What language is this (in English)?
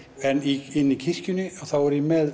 Icelandic